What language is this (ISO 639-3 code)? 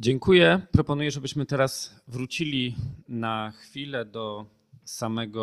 pol